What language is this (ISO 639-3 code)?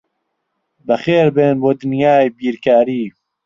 ckb